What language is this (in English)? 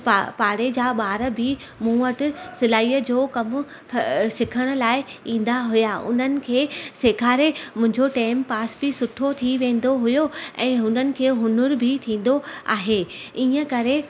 Sindhi